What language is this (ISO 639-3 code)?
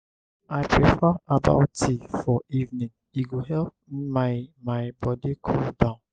pcm